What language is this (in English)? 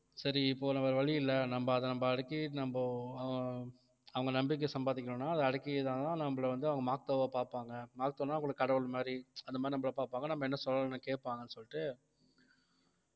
Tamil